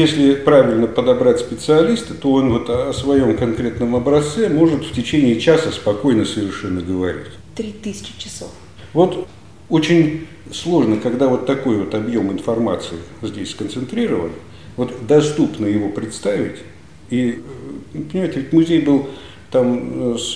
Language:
Russian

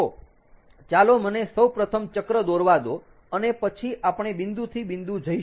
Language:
Gujarati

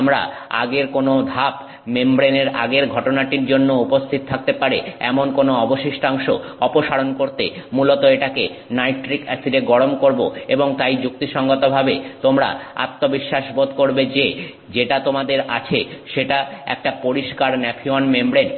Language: Bangla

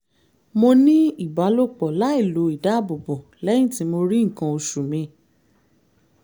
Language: Yoruba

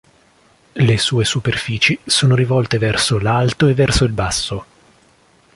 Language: Italian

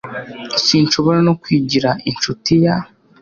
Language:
Kinyarwanda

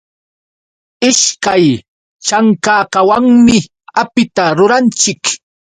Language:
Yauyos Quechua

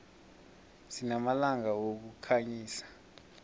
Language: South Ndebele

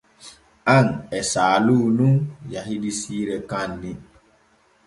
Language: Borgu Fulfulde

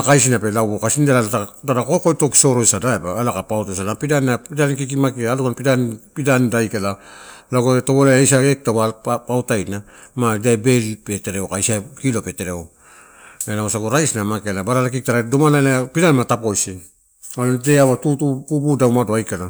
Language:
Torau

